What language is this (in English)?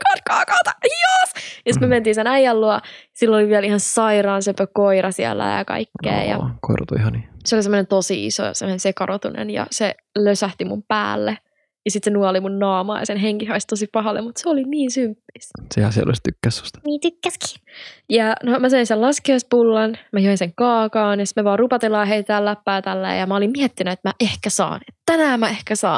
Finnish